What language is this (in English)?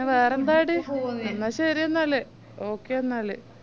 Malayalam